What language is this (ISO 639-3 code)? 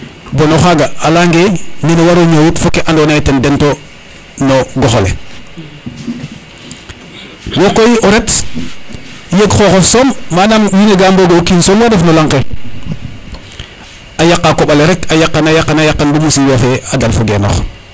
srr